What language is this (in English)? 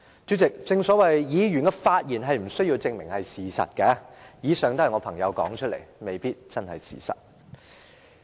Cantonese